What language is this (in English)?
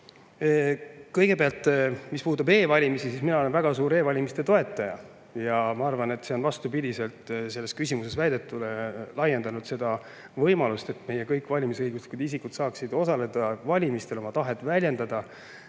Estonian